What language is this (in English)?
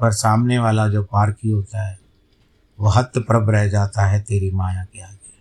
Hindi